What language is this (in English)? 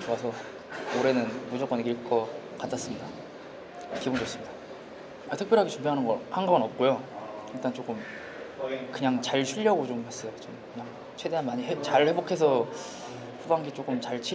Korean